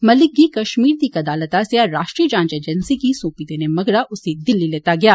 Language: Dogri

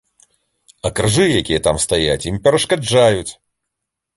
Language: Belarusian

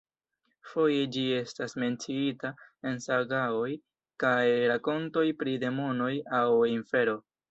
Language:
Esperanto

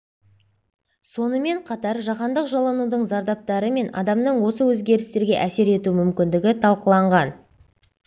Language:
Kazakh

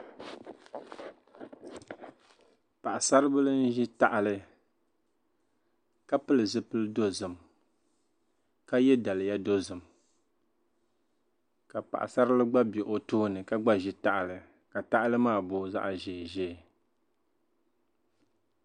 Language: Dagbani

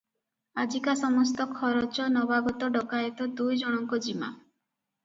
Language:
Odia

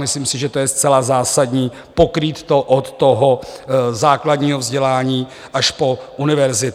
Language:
Czech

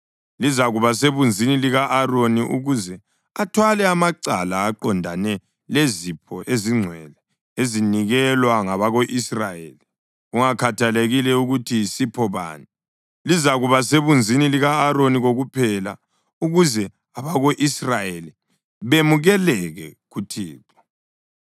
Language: North Ndebele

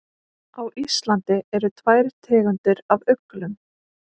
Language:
Icelandic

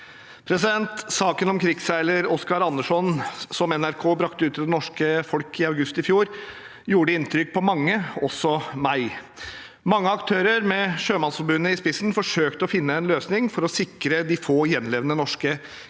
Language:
Norwegian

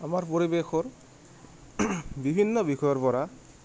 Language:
Assamese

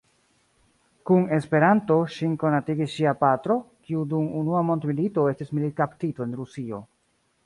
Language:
Esperanto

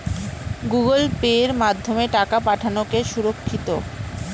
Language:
Bangla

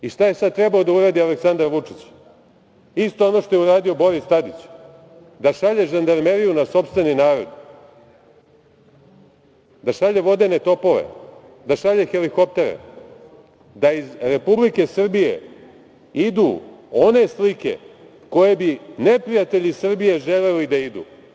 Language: Serbian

